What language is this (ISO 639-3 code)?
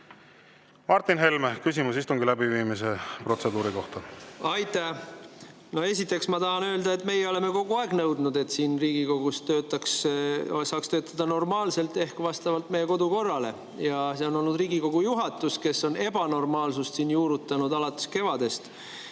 est